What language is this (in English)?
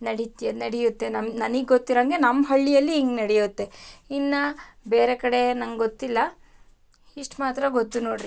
Kannada